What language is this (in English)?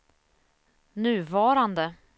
Swedish